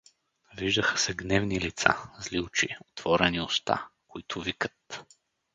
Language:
Bulgarian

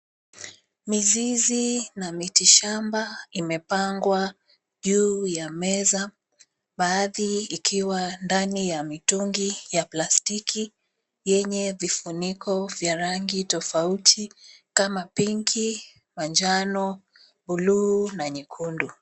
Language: Swahili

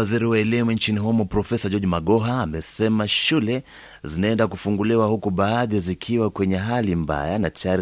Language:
Swahili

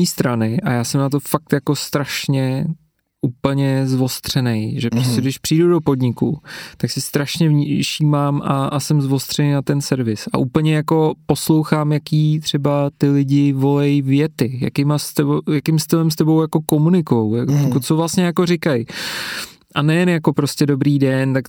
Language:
Czech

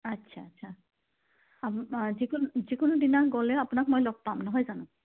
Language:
Assamese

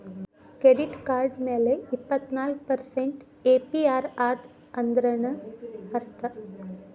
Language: Kannada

